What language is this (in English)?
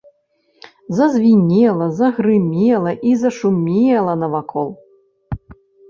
Belarusian